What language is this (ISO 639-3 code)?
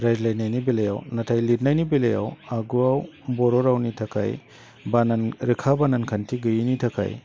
brx